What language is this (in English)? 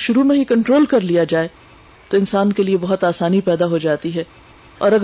Urdu